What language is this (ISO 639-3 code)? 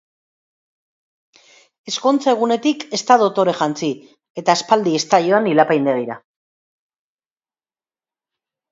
eus